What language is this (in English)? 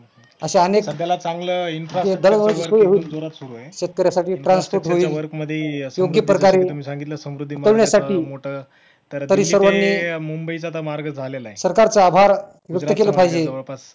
Marathi